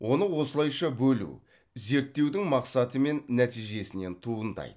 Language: Kazakh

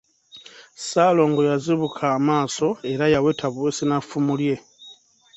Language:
Ganda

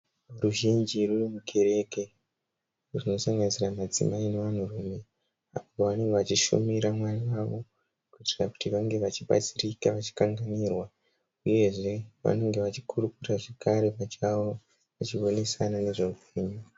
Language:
Shona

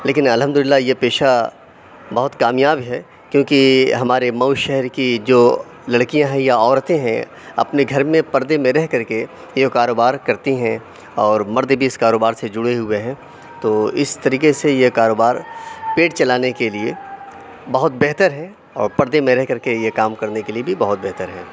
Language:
Urdu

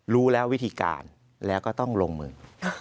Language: Thai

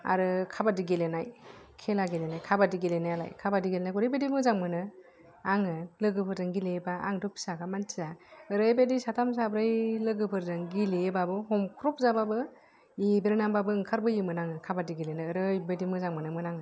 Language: Bodo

